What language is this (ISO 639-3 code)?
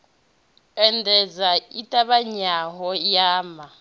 ven